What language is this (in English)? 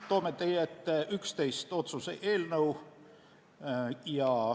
Estonian